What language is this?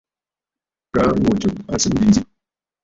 Bafut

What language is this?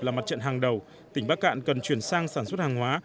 Vietnamese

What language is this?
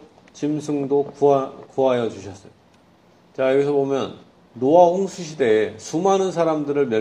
Korean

